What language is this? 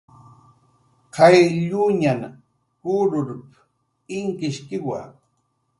Jaqaru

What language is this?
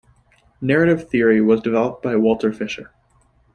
English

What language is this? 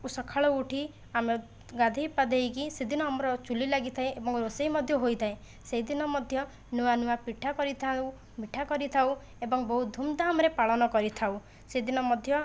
Odia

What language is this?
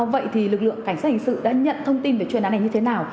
Vietnamese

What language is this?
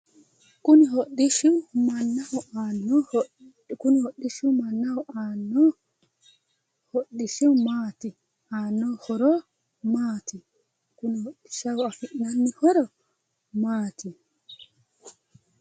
Sidamo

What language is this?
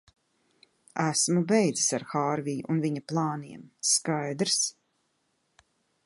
Latvian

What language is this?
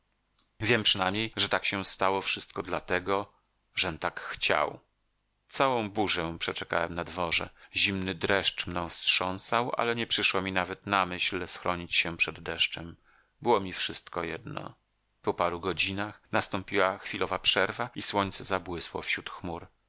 Polish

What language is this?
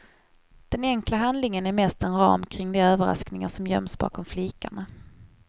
Swedish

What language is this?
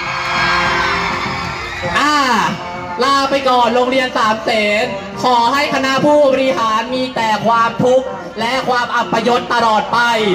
Thai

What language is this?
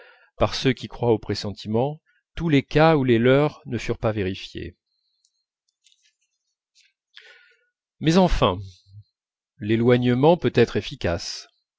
French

